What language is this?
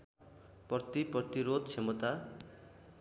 Nepali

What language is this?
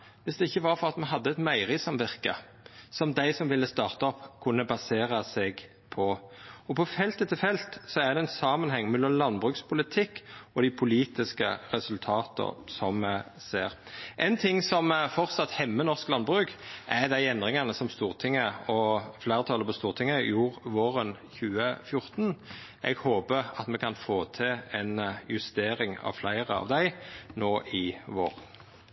Norwegian Nynorsk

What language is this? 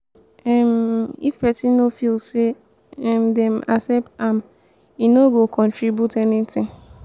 Nigerian Pidgin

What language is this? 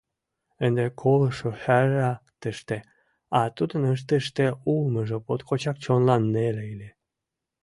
Mari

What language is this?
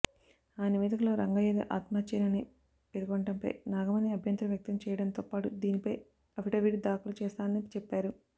Telugu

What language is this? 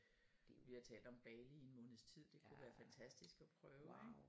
Danish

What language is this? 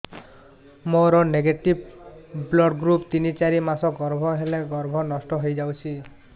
Odia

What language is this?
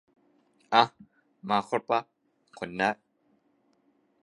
Thai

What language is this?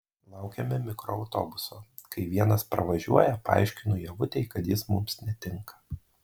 Lithuanian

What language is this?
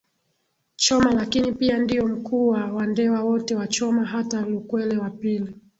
Swahili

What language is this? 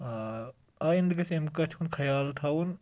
Kashmiri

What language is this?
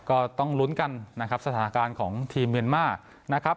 Thai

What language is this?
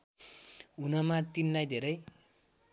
Nepali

